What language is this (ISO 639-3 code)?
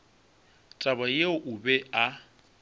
nso